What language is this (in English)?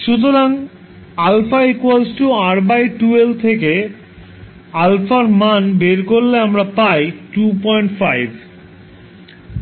Bangla